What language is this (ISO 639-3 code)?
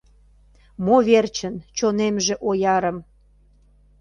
chm